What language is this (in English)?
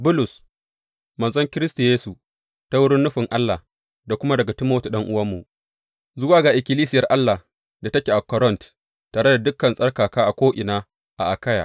Hausa